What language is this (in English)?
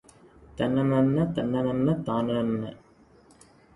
Tamil